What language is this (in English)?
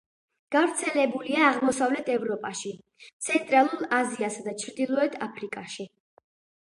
Georgian